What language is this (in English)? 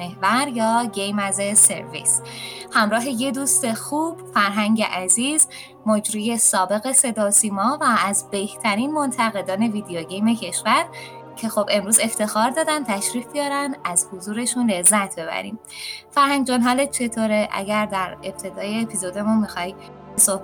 Persian